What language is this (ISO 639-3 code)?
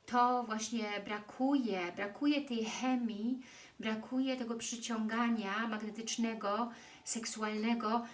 pol